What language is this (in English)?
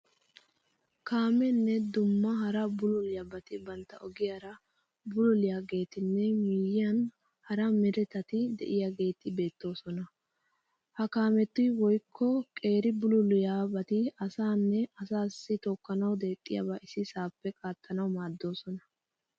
Wolaytta